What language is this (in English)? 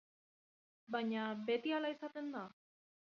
Basque